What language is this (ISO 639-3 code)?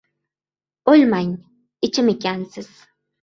uzb